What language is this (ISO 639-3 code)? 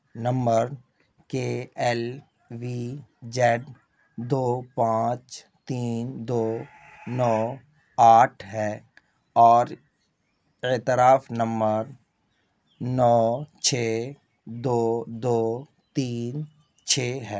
urd